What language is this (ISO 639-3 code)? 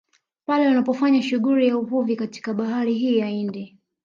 swa